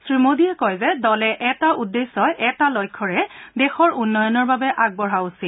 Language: Assamese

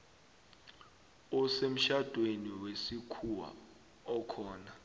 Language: South Ndebele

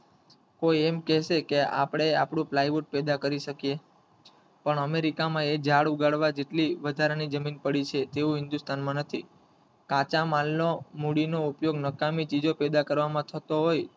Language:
Gujarati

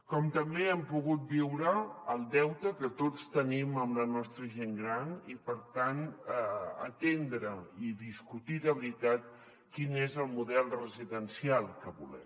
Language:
Catalan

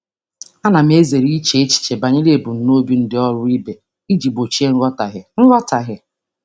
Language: Igbo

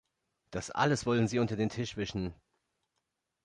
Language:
German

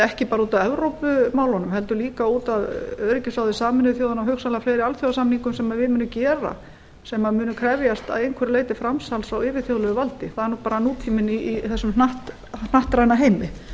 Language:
Icelandic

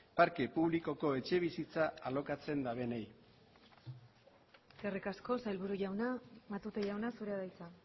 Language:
Basque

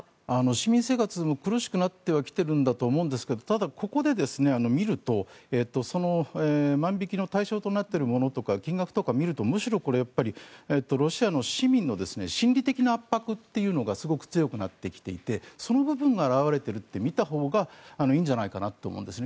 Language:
Japanese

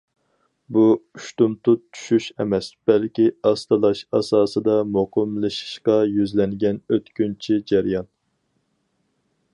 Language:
Uyghur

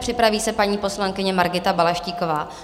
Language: Czech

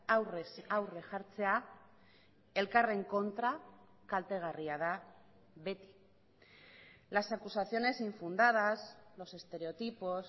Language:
Basque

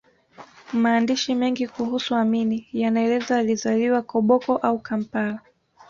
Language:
Swahili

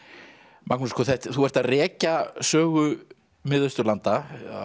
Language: Icelandic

